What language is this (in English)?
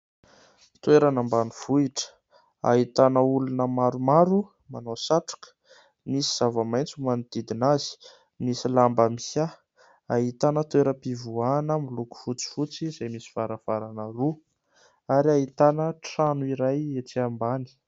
Malagasy